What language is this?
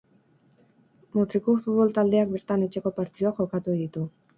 Basque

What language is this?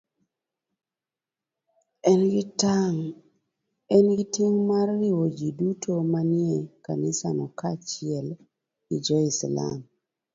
Luo (Kenya and Tanzania)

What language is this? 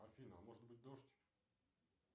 Russian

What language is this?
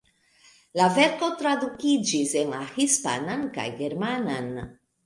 Esperanto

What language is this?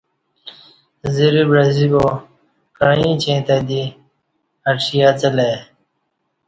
Kati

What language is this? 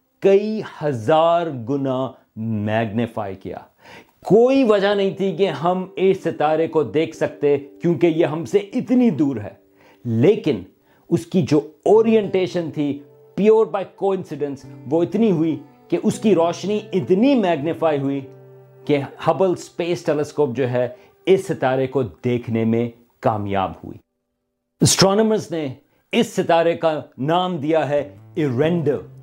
Urdu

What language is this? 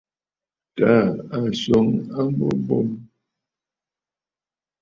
Bafut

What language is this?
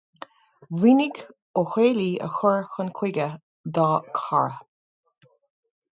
Irish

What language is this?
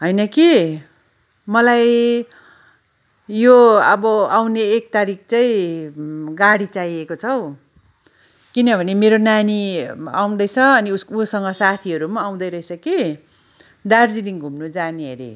Nepali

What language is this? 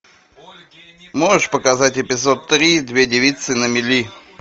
Russian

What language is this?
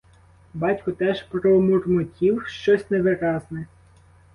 Ukrainian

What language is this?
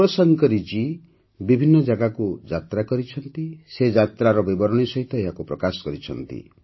Odia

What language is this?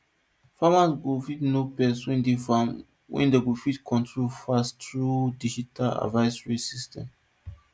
Nigerian Pidgin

